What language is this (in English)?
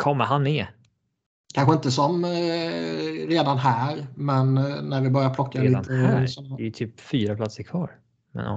Swedish